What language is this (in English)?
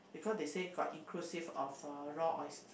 English